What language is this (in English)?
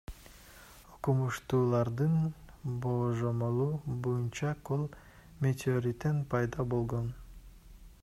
Kyrgyz